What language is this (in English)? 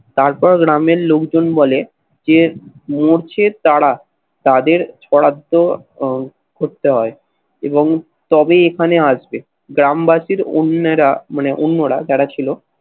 Bangla